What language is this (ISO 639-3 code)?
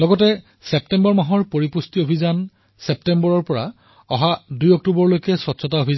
asm